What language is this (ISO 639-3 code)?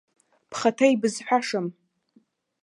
abk